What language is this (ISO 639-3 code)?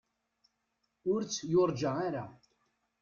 kab